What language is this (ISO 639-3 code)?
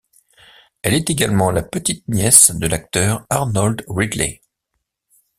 fra